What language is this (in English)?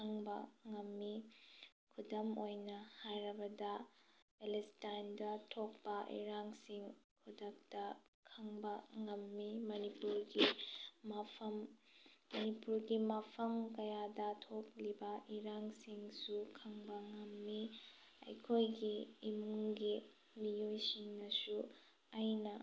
Manipuri